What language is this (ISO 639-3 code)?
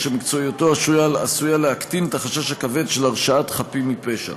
heb